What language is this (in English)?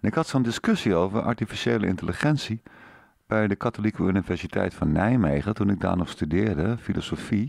Dutch